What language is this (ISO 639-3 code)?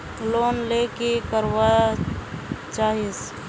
mag